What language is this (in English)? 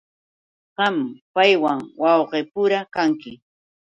Yauyos Quechua